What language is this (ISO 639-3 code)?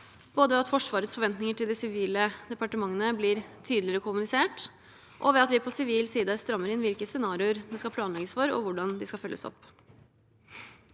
nor